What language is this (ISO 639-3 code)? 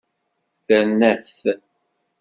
kab